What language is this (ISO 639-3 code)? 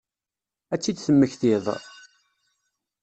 kab